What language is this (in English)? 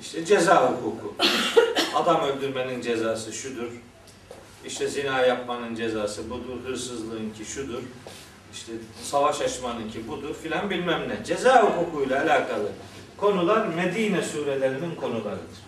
Turkish